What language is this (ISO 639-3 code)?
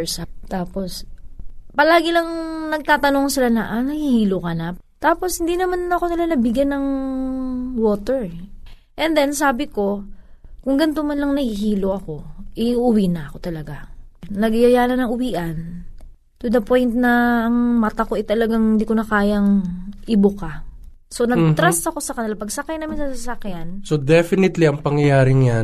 fil